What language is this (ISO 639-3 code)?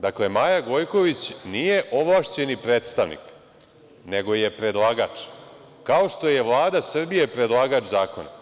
srp